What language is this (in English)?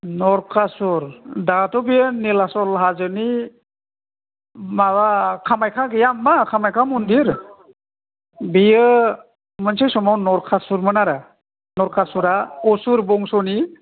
Bodo